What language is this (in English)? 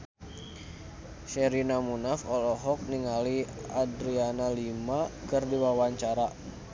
Sundanese